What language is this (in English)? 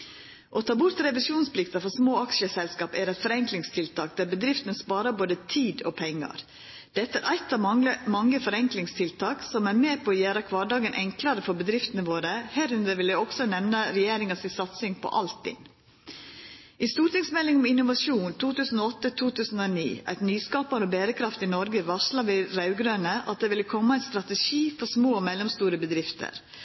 Norwegian Nynorsk